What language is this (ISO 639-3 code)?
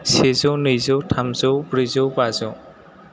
brx